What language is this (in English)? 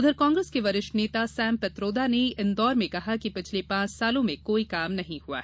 Hindi